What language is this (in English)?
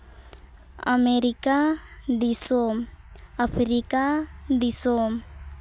Santali